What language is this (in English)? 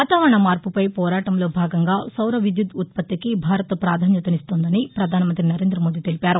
Telugu